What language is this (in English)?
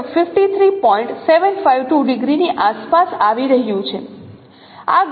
Gujarati